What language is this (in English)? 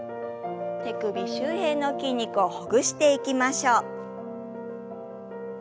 Japanese